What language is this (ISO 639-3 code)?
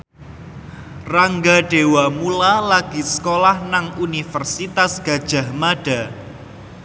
jav